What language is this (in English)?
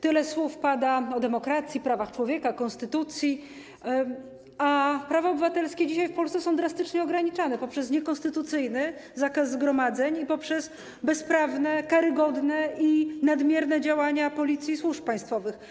Polish